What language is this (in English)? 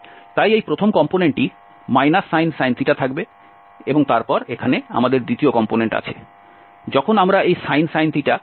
Bangla